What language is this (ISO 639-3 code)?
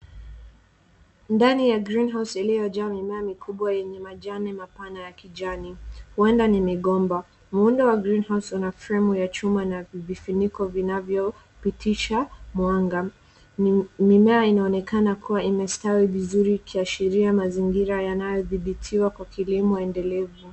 swa